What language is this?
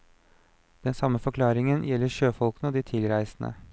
Norwegian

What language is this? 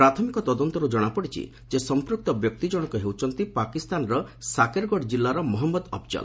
Odia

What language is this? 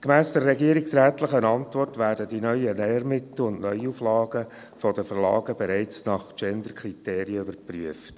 Swiss German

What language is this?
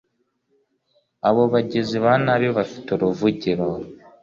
Kinyarwanda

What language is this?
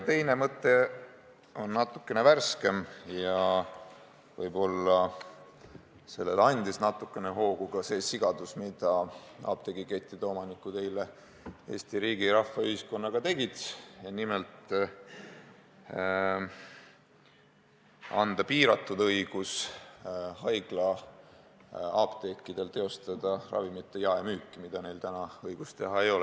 Estonian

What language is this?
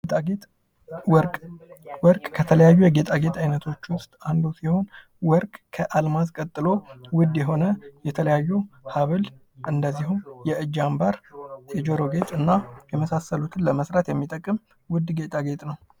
Amharic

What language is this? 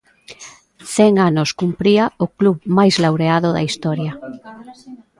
Galician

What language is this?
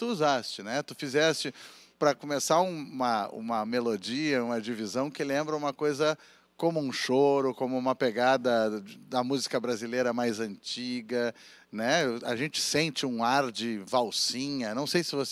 Portuguese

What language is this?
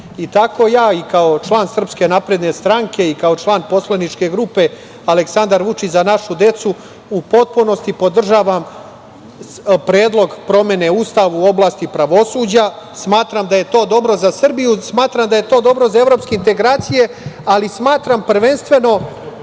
Serbian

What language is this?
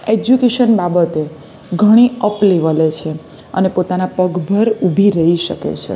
Gujarati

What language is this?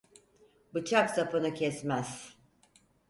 Turkish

